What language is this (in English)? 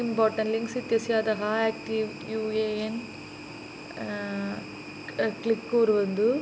Sanskrit